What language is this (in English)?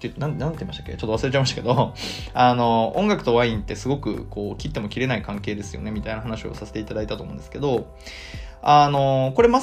Japanese